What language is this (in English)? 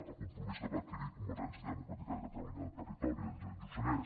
Catalan